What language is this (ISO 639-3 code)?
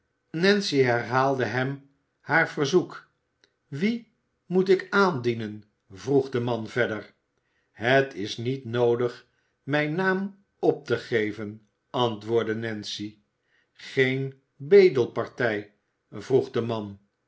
nld